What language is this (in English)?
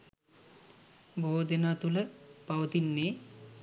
Sinhala